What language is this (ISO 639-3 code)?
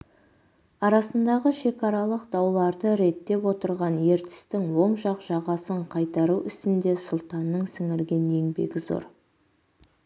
kaz